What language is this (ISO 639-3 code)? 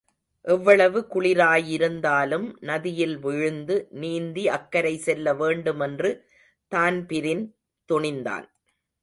tam